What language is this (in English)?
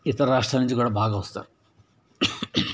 Telugu